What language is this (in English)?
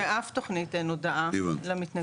Hebrew